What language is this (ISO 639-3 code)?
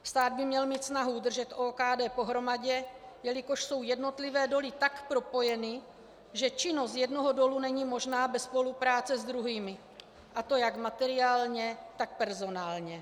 ces